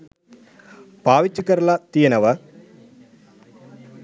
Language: Sinhala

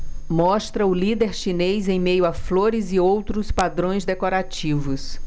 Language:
Portuguese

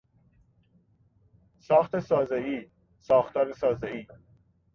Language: Persian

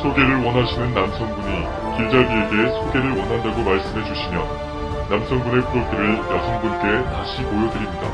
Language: Korean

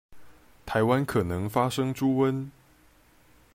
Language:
Chinese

